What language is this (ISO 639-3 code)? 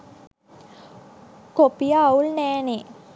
sin